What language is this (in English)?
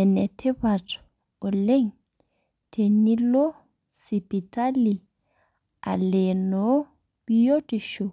Masai